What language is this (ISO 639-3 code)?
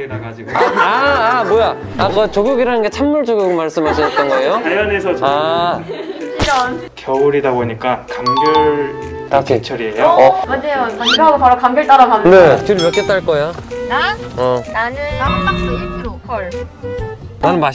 kor